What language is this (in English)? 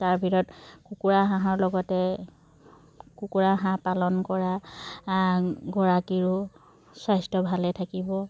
Assamese